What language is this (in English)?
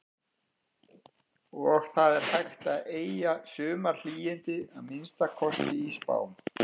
Icelandic